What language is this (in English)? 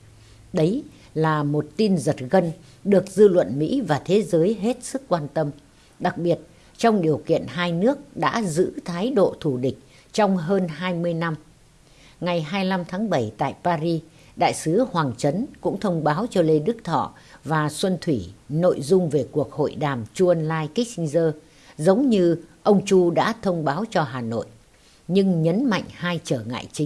Vietnamese